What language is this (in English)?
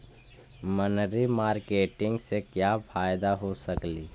Magahi